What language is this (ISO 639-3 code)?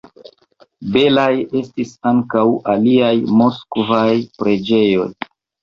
epo